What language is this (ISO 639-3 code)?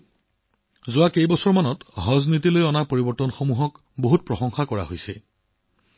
asm